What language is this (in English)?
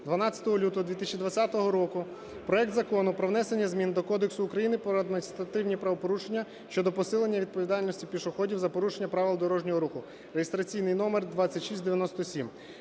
Ukrainian